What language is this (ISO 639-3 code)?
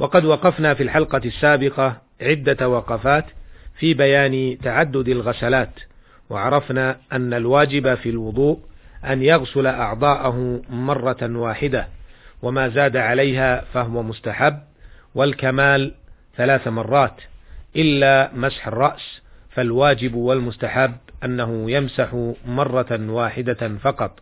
ara